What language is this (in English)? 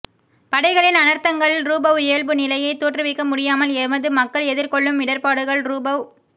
Tamil